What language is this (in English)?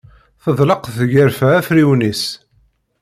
Kabyle